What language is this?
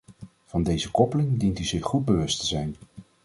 Dutch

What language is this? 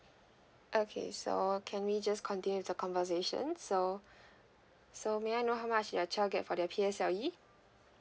English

